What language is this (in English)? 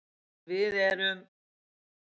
Icelandic